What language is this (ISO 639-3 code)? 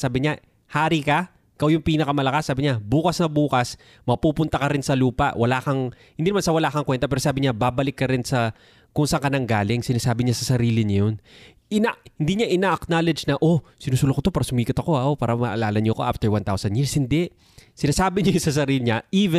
fil